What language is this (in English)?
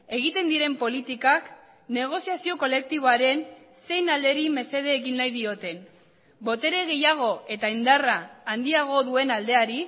Basque